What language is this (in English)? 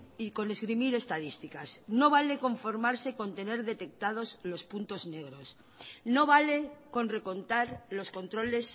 Spanish